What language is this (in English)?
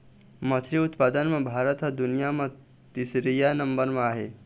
Chhattisgarhi